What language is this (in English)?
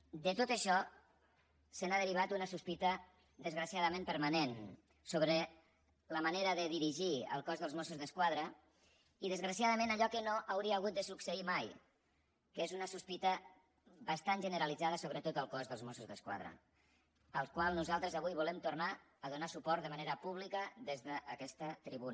Catalan